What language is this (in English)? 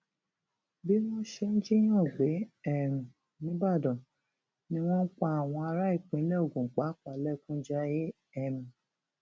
Yoruba